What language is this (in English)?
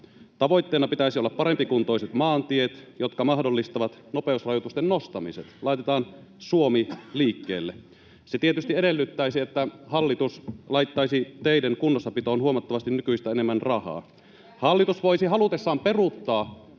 Finnish